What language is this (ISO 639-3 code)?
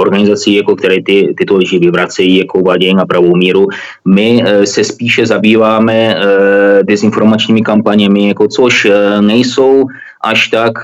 ces